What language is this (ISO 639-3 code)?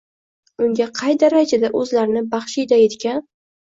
uzb